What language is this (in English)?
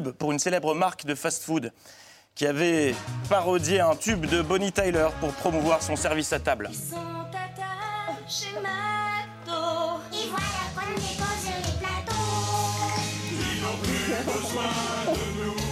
French